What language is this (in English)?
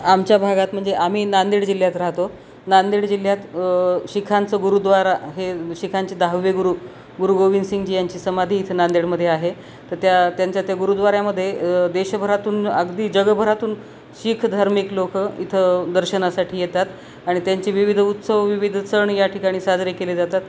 Marathi